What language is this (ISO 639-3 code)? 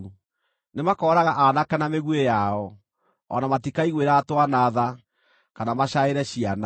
kik